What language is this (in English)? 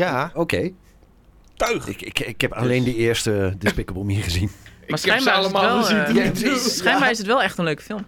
Dutch